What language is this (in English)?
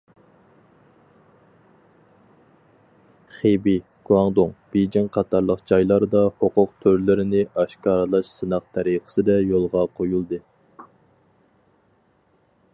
Uyghur